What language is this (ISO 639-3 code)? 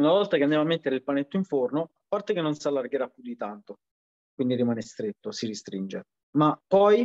ita